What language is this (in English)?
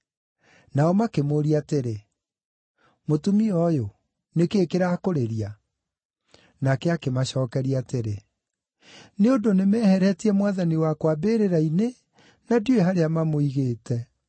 Kikuyu